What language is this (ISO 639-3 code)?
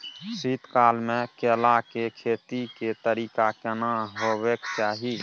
mai